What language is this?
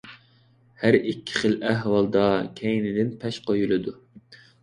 Uyghur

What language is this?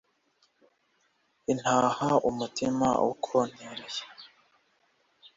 Kinyarwanda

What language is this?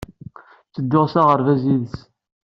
Kabyle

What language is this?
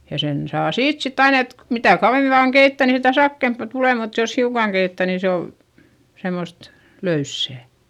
Finnish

